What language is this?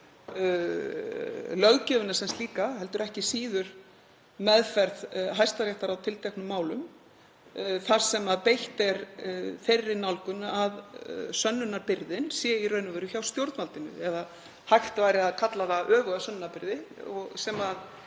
Icelandic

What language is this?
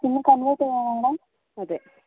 Malayalam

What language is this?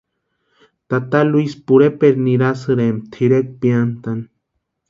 Western Highland Purepecha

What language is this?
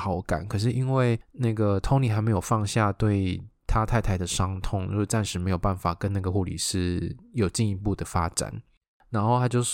Chinese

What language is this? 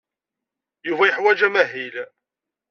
Kabyle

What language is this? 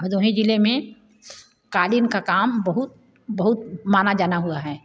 Hindi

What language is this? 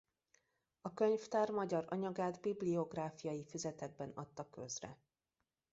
Hungarian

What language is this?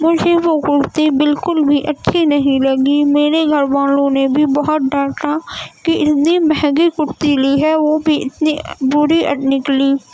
Urdu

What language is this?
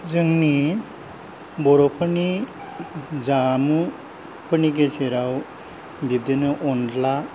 Bodo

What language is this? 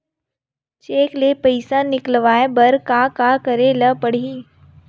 Chhattisgarhi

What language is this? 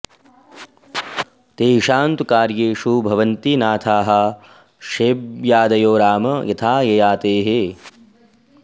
Sanskrit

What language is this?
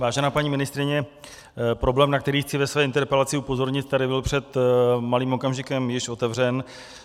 Czech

